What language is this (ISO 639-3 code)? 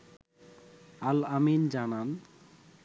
ben